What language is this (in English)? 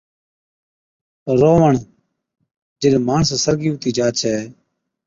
Od